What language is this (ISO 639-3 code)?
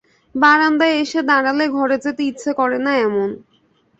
ben